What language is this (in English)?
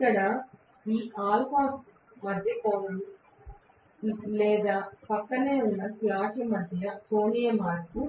Telugu